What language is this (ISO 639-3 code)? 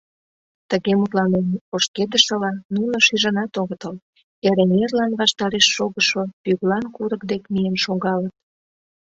chm